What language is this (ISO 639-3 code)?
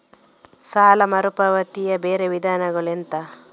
kan